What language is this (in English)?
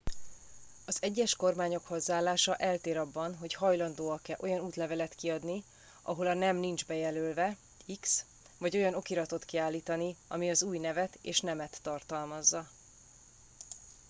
Hungarian